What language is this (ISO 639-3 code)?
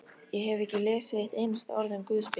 isl